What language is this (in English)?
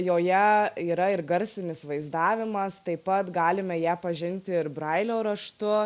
Lithuanian